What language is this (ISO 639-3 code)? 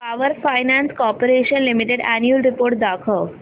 mar